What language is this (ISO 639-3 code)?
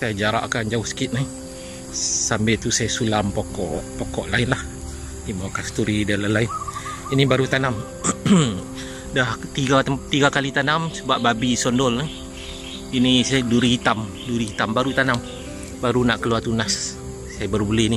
msa